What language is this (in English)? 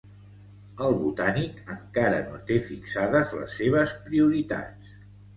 Catalan